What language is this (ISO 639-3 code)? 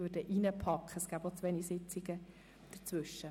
gsw